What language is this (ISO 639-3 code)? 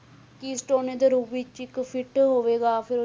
pan